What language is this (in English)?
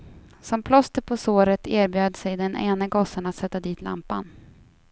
Swedish